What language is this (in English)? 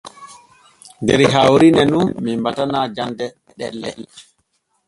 Borgu Fulfulde